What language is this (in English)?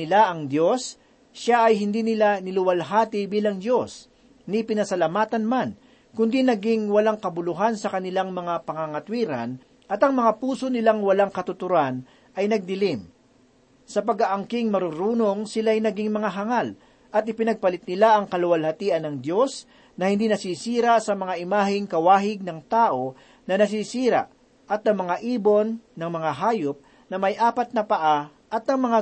Filipino